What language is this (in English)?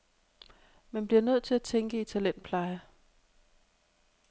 Danish